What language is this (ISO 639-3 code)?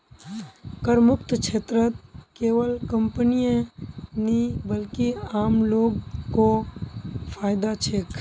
mag